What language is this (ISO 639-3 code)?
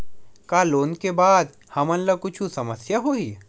hne